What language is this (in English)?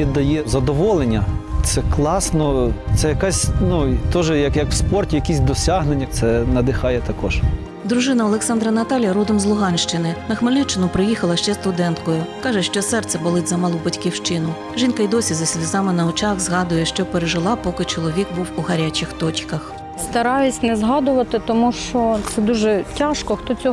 Ukrainian